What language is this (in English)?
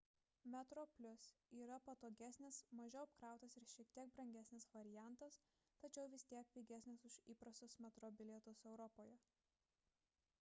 Lithuanian